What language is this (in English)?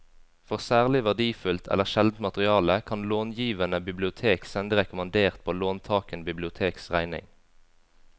Norwegian